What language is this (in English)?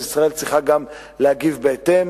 Hebrew